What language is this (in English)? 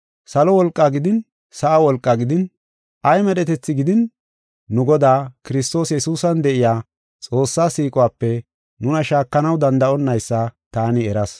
Gofa